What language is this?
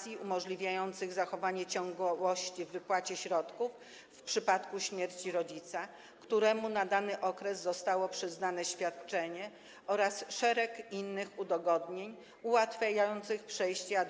Polish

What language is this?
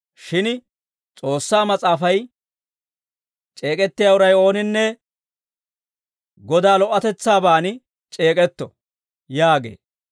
Dawro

